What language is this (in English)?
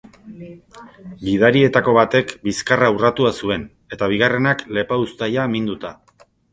Basque